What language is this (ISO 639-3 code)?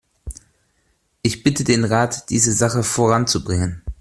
deu